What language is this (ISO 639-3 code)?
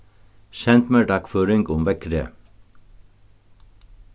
fao